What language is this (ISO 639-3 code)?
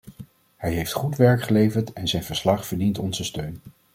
nld